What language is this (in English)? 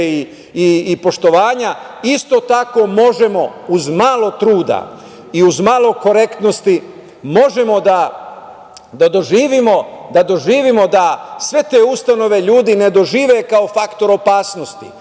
Serbian